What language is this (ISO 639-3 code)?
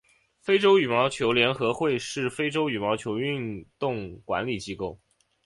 zho